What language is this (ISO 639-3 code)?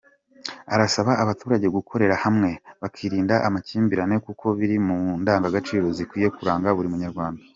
kin